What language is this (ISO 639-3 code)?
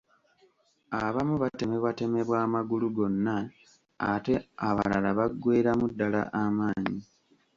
lug